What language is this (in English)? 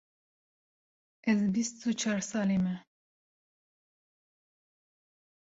Kurdish